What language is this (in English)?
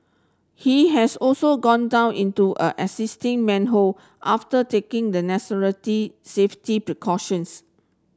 English